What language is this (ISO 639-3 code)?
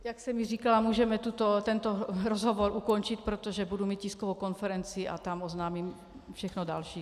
ces